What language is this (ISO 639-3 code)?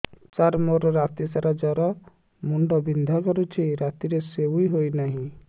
ori